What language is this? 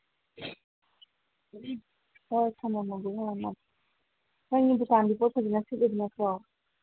Manipuri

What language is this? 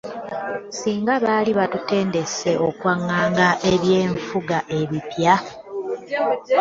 Ganda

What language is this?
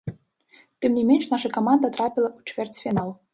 Belarusian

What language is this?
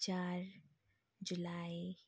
Nepali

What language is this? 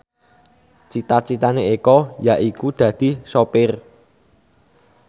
Javanese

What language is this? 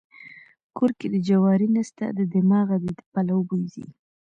Pashto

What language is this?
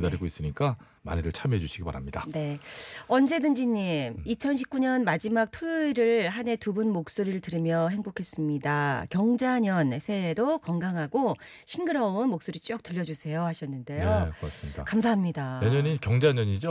Korean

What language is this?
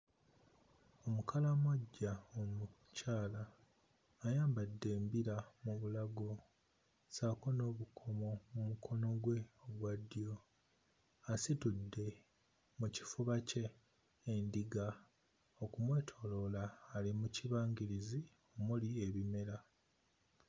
Ganda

